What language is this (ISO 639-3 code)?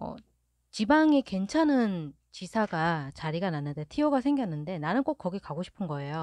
kor